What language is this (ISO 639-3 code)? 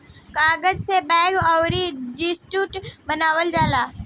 bho